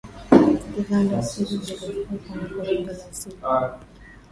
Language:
Swahili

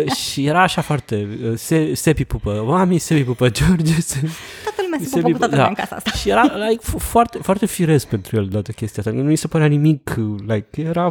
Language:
Romanian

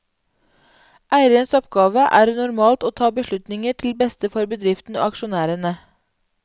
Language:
Norwegian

